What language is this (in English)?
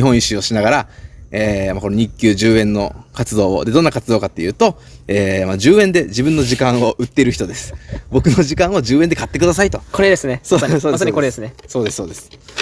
Japanese